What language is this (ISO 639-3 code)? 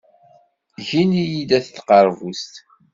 kab